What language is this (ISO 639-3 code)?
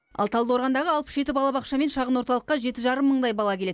kaz